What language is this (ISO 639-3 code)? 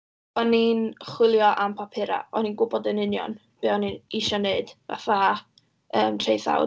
cym